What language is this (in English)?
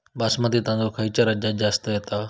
Marathi